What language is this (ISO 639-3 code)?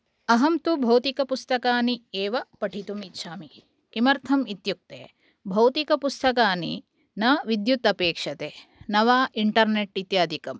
san